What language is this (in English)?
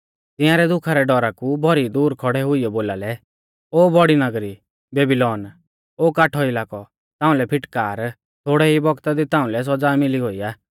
Mahasu Pahari